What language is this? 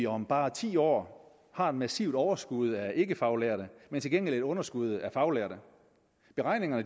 Danish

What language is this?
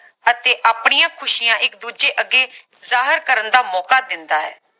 Punjabi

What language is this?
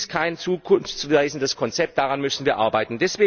German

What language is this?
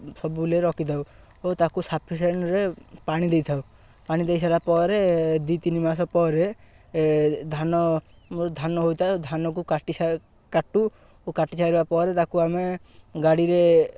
Odia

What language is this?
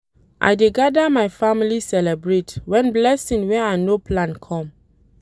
Nigerian Pidgin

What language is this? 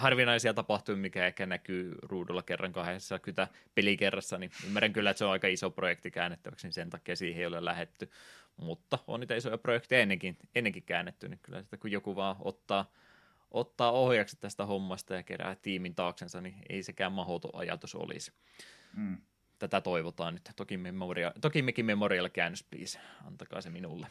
Finnish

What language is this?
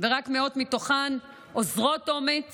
Hebrew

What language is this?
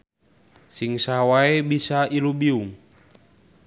Sundanese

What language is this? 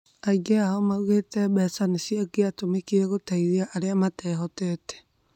Kikuyu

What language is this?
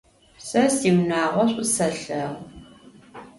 Adyghe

